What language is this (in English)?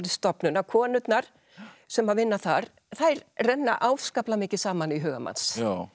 Icelandic